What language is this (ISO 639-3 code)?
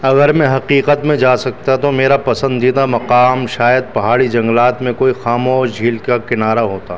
urd